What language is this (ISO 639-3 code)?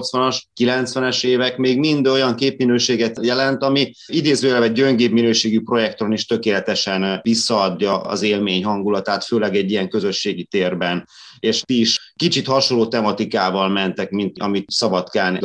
hun